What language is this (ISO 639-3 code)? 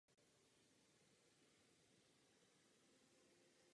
ces